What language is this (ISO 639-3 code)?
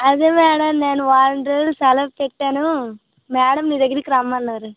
tel